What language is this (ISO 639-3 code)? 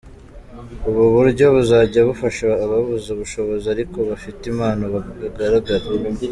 kin